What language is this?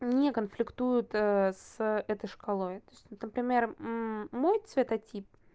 Russian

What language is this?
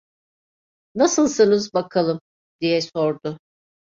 Turkish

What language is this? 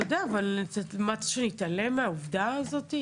Hebrew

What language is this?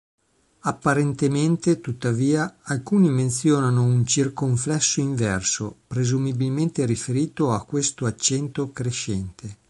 Italian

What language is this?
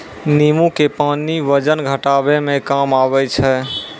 Maithili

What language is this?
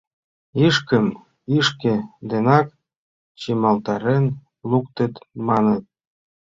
Mari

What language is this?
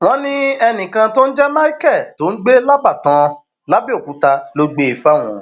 Yoruba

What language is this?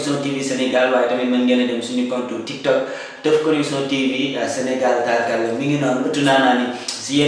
Indonesian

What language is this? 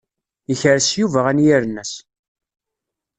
Kabyle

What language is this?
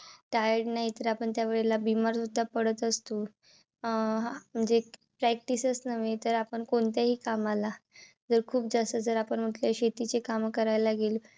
Marathi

